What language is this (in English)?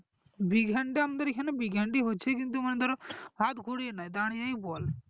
Bangla